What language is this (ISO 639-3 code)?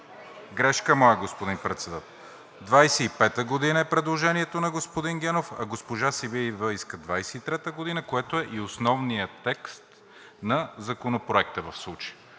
bul